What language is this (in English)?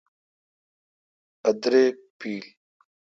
Kalkoti